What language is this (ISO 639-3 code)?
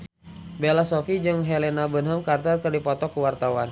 sun